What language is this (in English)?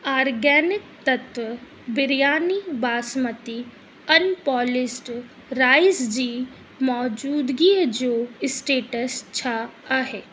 Sindhi